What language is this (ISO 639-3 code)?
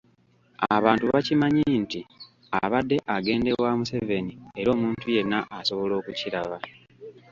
lug